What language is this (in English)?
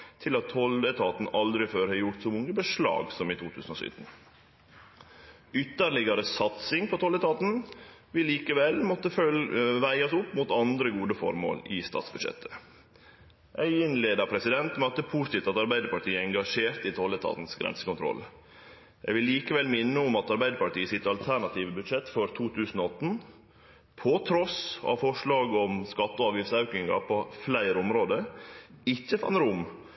Norwegian Nynorsk